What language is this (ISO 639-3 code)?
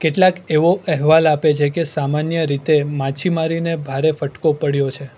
guj